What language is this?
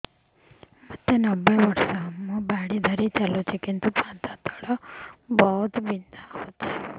Odia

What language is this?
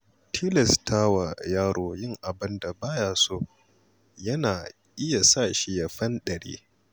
Hausa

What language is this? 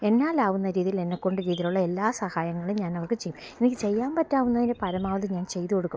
Malayalam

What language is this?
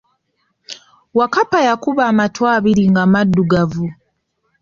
Ganda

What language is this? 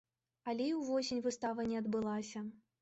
Belarusian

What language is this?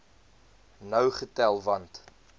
Afrikaans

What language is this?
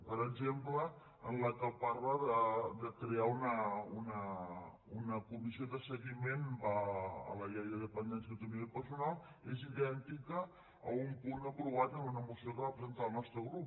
Catalan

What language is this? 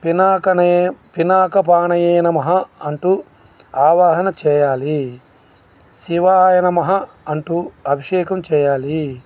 Telugu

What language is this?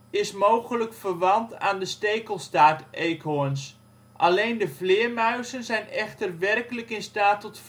Dutch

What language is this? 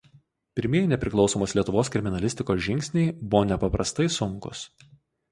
Lithuanian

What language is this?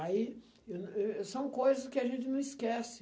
Portuguese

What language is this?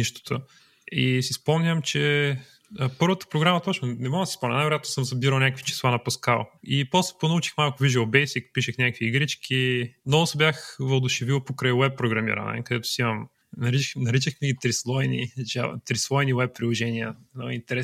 Bulgarian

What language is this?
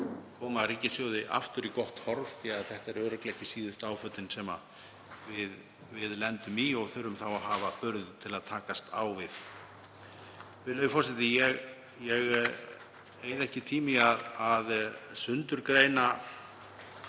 Icelandic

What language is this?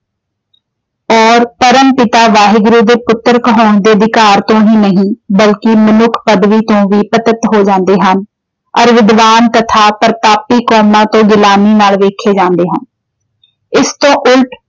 Punjabi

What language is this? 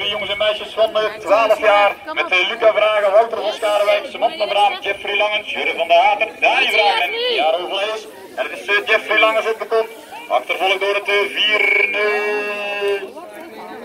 Dutch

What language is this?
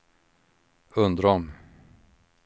Swedish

